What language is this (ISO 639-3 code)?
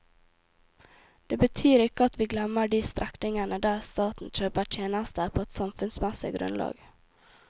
nor